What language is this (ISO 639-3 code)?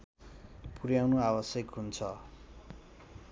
nep